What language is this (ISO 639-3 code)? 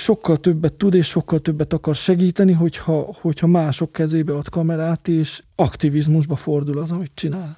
hun